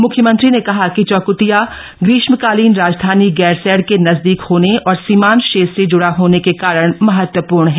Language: Hindi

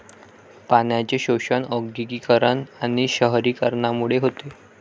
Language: Marathi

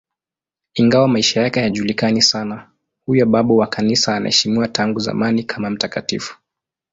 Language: Swahili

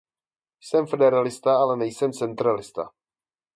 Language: Czech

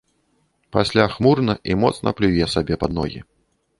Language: Belarusian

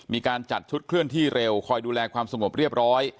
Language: Thai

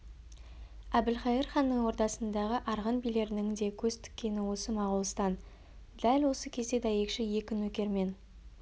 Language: Kazakh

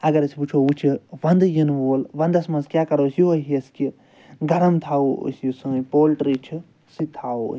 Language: Kashmiri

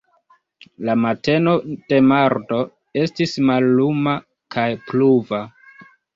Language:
Esperanto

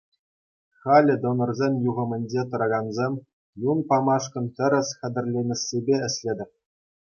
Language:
Chuvash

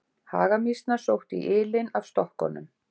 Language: Icelandic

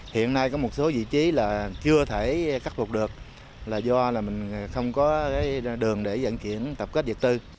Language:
Vietnamese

